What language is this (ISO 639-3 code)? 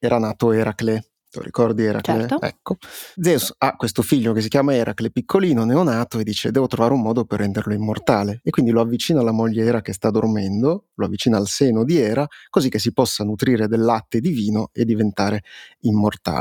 ita